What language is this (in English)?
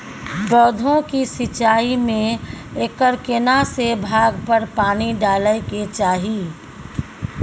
Maithili